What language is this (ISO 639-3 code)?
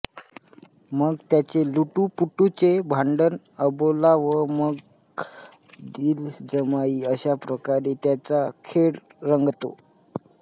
mar